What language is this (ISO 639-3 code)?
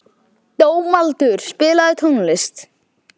isl